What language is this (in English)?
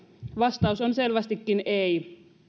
Finnish